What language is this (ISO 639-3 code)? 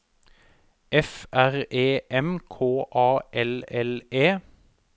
nor